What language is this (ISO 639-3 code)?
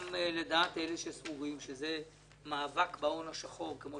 heb